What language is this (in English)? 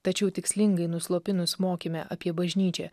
Lithuanian